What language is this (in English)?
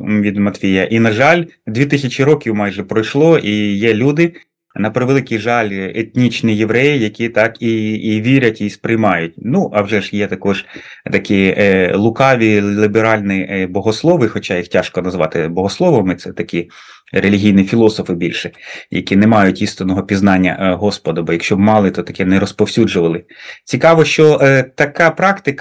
Ukrainian